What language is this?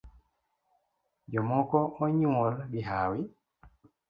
Luo (Kenya and Tanzania)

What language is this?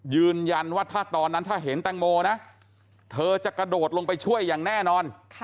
Thai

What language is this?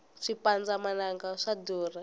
Tsonga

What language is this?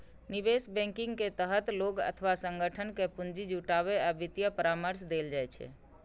Maithili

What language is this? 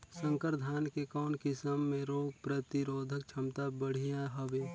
Chhattisgarhi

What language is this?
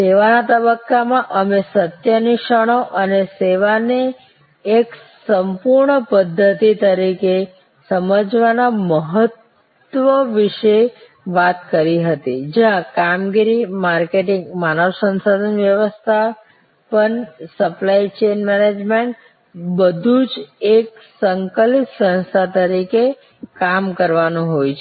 Gujarati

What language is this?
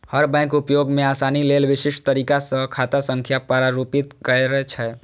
Maithili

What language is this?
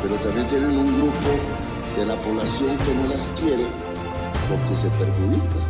Spanish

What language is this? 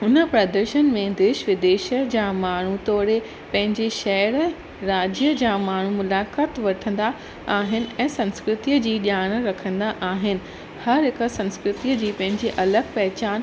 Sindhi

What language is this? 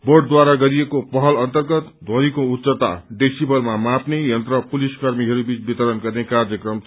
Nepali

